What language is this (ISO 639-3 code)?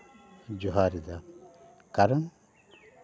sat